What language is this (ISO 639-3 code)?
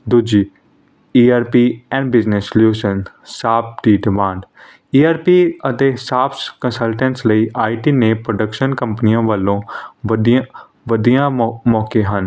pan